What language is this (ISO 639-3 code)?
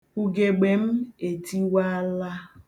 ibo